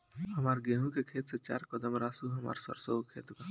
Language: Bhojpuri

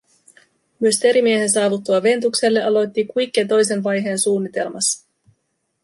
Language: Finnish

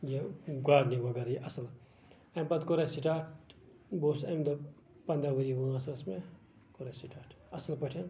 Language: Kashmiri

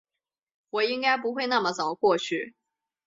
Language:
Chinese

